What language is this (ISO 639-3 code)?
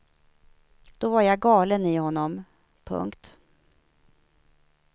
swe